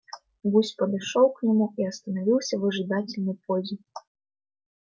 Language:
Russian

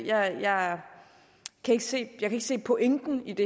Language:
Danish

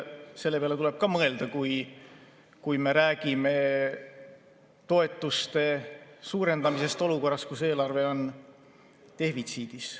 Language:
Estonian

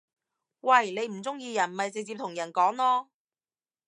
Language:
Cantonese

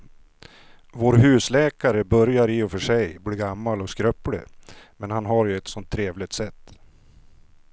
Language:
Swedish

